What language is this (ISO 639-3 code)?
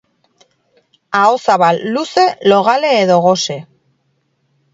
eus